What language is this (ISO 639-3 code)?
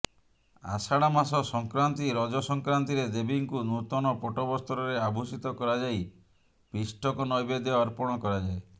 ori